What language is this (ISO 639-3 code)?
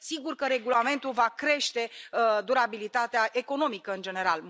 ron